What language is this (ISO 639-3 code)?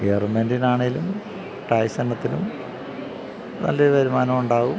mal